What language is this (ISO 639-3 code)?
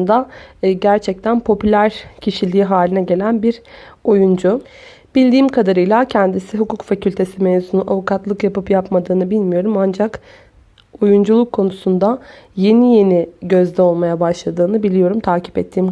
tur